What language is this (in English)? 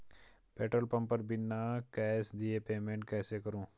Hindi